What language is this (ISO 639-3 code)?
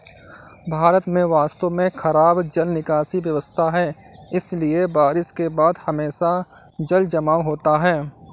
hin